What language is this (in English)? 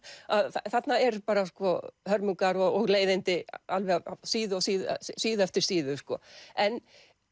Icelandic